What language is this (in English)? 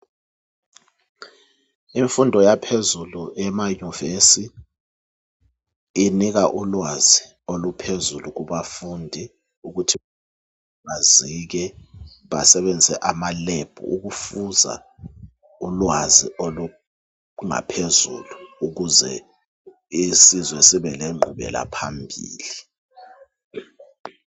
North Ndebele